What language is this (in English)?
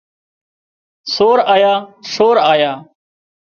Wadiyara Koli